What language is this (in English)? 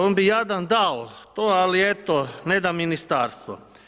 Croatian